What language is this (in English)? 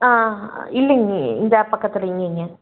Tamil